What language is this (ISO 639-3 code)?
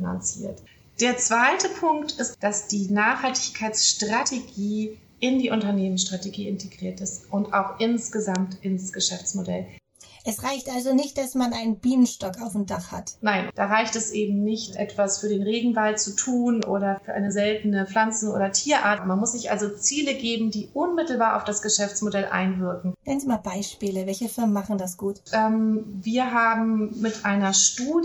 deu